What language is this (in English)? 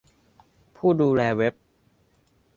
Thai